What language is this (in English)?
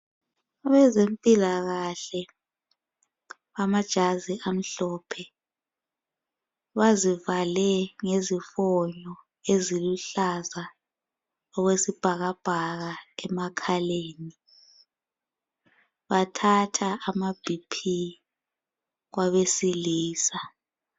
North Ndebele